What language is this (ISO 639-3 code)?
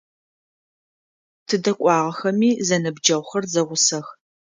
ady